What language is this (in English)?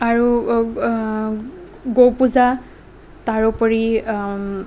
Assamese